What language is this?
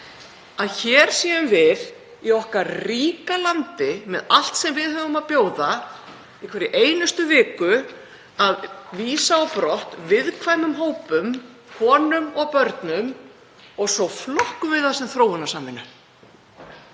Icelandic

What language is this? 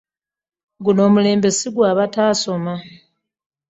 Ganda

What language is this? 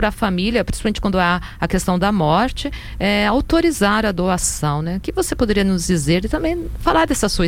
Portuguese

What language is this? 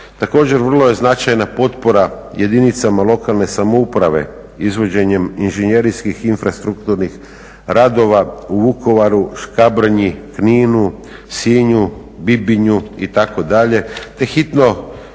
Croatian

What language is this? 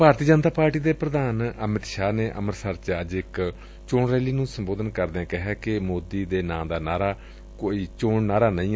Punjabi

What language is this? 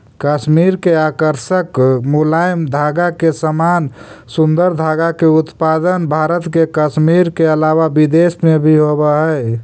Magahi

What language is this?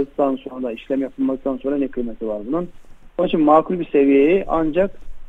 Turkish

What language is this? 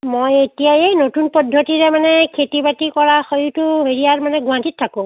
Assamese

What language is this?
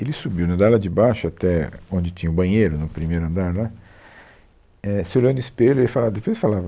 Portuguese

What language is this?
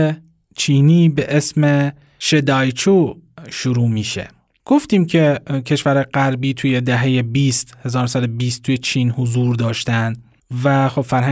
Persian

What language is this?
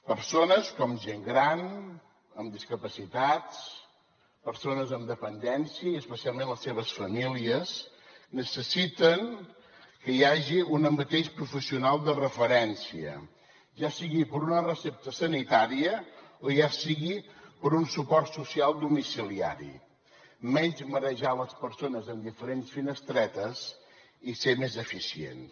Catalan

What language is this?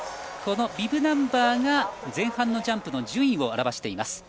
Japanese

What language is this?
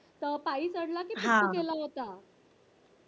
Marathi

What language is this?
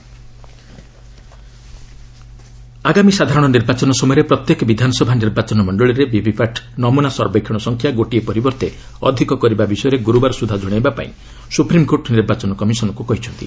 Odia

